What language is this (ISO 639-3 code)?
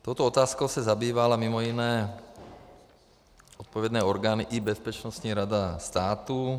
ces